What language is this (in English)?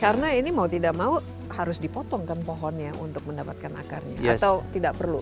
Indonesian